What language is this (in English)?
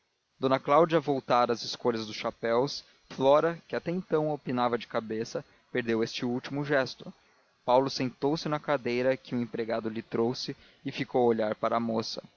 Portuguese